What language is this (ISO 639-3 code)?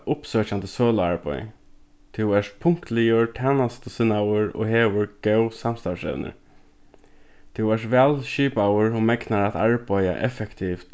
fao